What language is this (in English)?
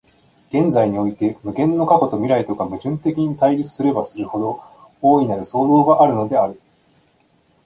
Japanese